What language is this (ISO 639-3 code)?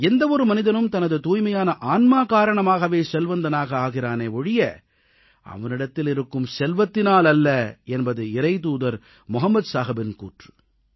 tam